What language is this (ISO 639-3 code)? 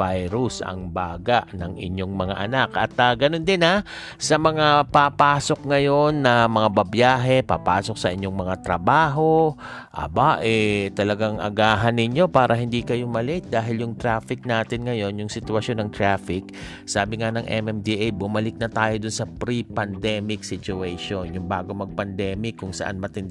fil